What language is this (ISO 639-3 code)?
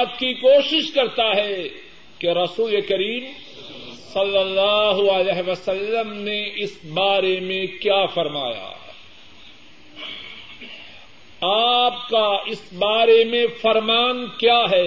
urd